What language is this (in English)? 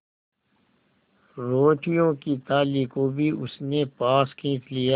Hindi